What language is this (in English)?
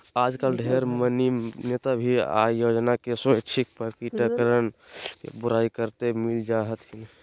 Magahi